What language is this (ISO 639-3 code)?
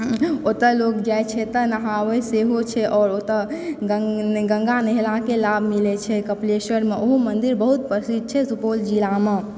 mai